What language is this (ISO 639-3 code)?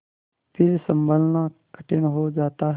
hin